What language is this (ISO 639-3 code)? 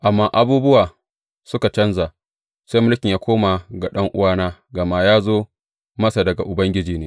hau